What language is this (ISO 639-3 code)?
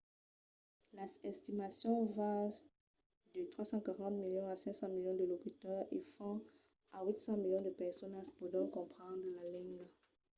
oci